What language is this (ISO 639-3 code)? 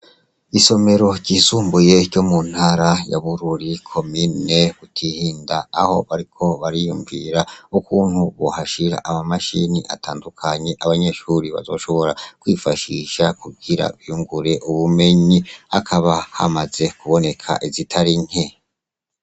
run